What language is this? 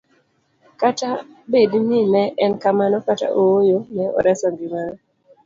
Luo (Kenya and Tanzania)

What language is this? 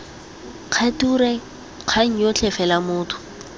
Tswana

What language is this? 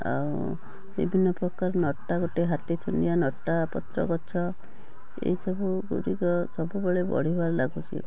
Odia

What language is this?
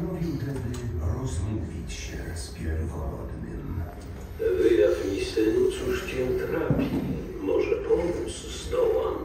Polish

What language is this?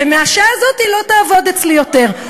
Hebrew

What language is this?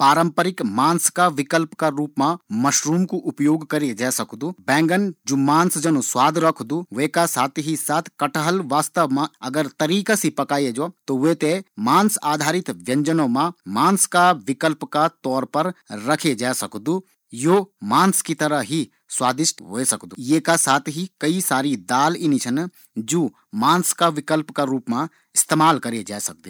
Garhwali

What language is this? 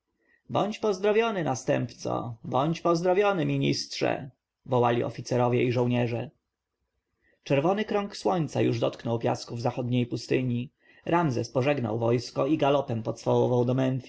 Polish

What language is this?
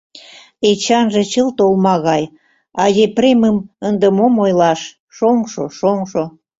Mari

